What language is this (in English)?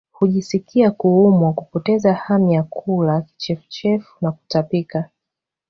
Swahili